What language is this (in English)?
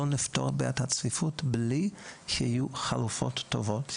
Hebrew